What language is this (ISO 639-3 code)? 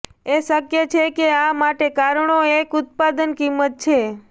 guj